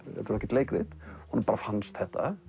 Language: Icelandic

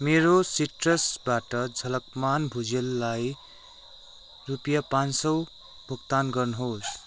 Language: Nepali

